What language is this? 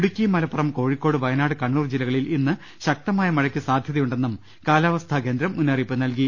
Malayalam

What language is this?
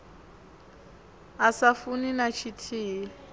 Venda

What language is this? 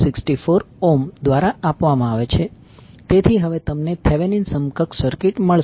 Gujarati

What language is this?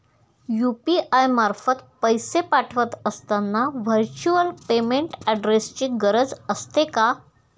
Marathi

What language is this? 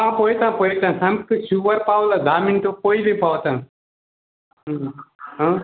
Konkani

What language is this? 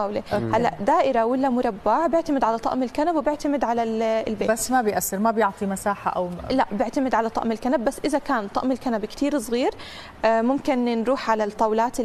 Arabic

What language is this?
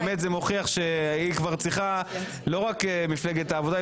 Hebrew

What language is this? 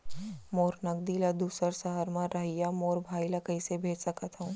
Chhattisgarhi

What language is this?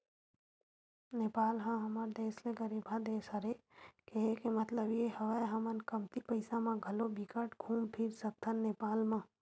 Chhattisgarhi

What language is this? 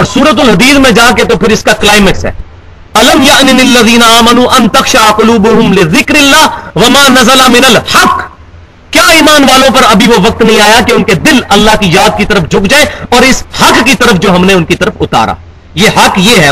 Urdu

